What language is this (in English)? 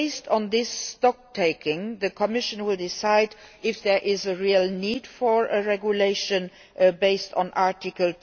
English